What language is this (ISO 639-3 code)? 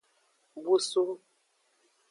ajg